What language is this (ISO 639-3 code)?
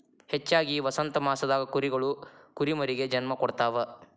kan